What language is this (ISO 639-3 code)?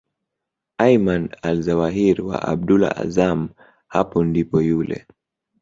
swa